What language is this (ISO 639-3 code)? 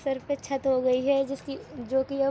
urd